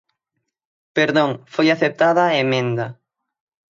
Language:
Galician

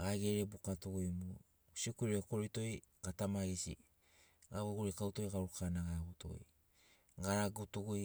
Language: Sinaugoro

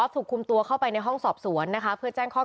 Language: Thai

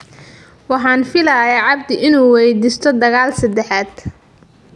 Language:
Somali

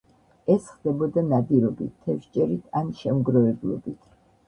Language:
Georgian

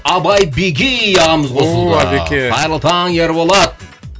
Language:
Kazakh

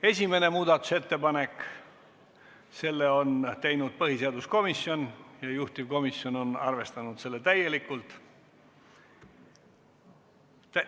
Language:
Estonian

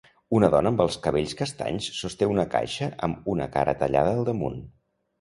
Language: Catalan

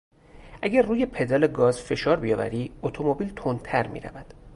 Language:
Persian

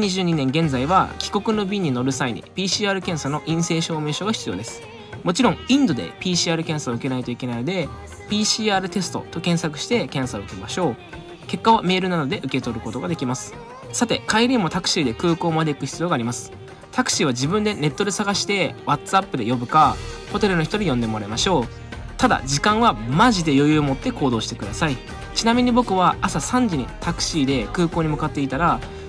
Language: Japanese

